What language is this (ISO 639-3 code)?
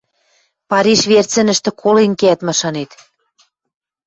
mrj